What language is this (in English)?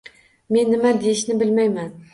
Uzbek